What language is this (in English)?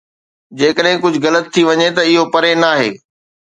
Sindhi